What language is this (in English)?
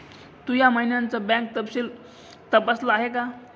Marathi